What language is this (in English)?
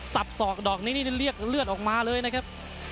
Thai